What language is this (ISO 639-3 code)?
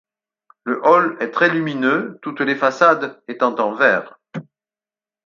fra